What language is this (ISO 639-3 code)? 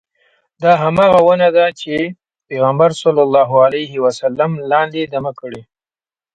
pus